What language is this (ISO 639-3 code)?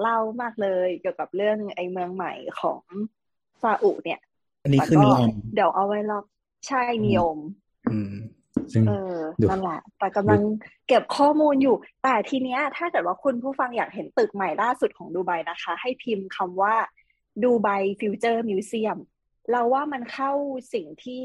tha